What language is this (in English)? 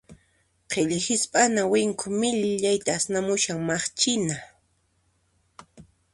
Puno Quechua